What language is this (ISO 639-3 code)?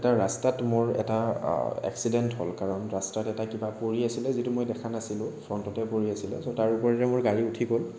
asm